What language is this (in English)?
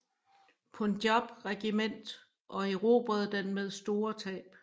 Danish